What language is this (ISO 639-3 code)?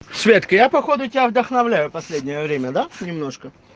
rus